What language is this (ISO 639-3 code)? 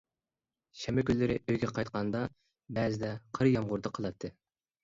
uig